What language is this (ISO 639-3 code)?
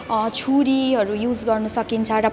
nep